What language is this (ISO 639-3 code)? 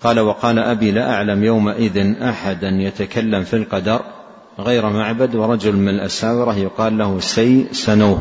ara